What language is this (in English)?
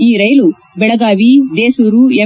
Kannada